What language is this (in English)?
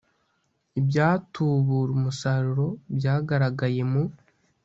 Kinyarwanda